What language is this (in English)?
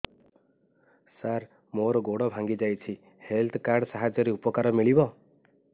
Odia